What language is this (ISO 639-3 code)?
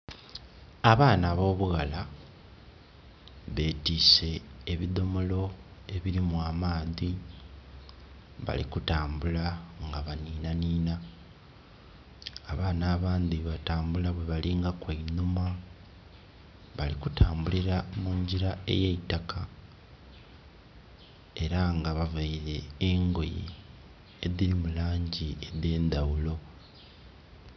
xog